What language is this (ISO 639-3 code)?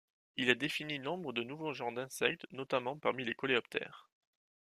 fra